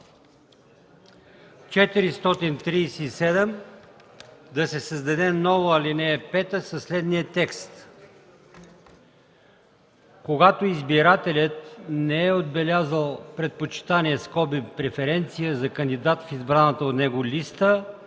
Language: Bulgarian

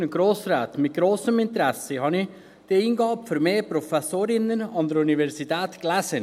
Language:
Swiss German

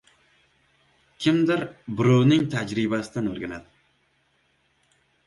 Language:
Uzbek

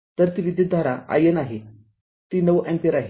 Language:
Marathi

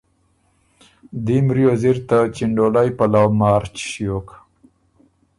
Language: Ormuri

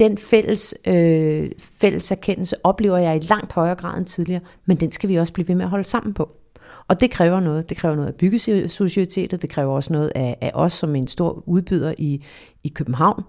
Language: Danish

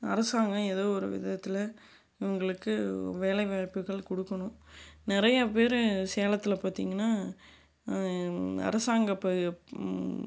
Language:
Tamil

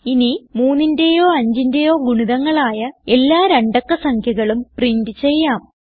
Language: Malayalam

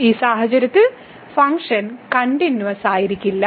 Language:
Malayalam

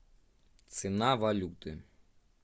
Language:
Russian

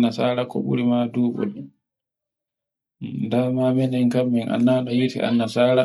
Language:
Borgu Fulfulde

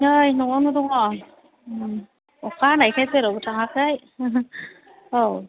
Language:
Bodo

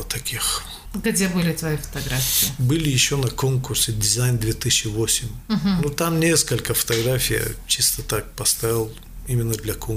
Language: Russian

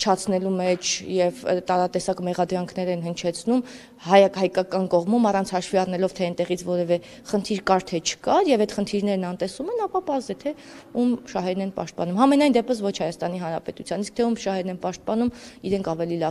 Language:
Romanian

